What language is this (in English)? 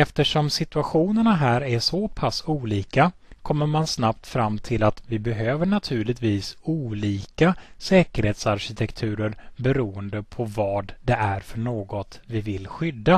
Swedish